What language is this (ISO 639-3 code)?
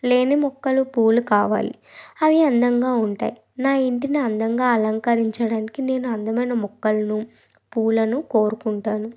tel